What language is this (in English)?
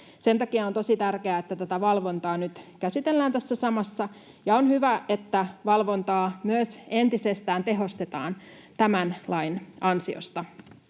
Finnish